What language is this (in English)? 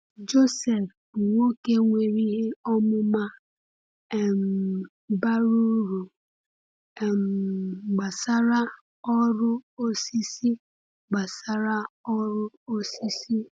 Igbo